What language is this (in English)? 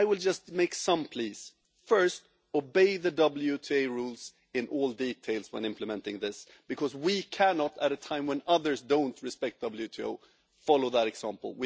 English